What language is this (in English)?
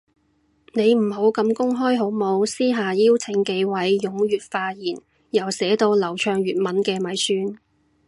Cantonese